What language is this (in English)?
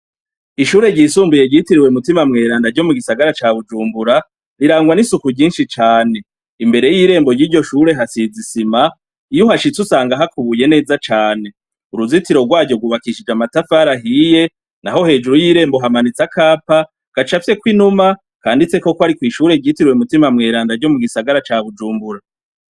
Rundi